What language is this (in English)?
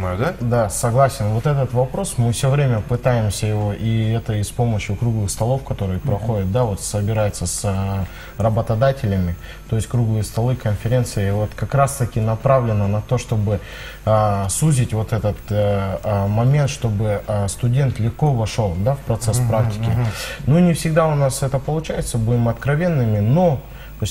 Russian